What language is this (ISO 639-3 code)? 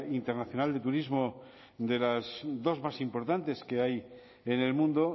spa